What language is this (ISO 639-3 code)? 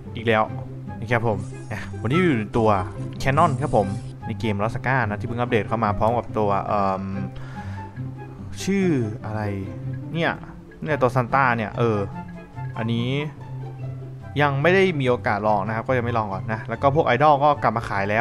tha